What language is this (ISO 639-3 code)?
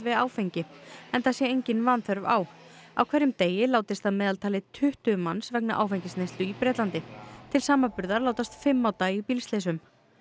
isl